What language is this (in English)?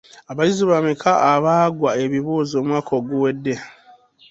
Ganda